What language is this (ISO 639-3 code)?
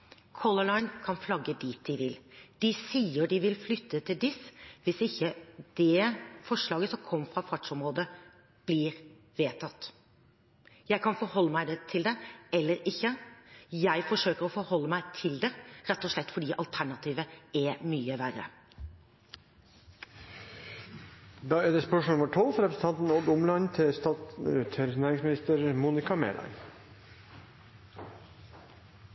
nob